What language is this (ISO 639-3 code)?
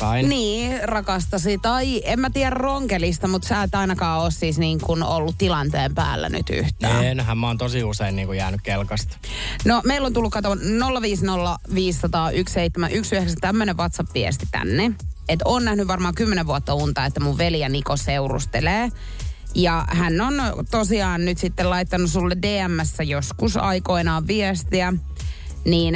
fin